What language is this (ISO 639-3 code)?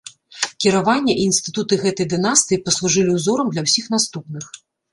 bel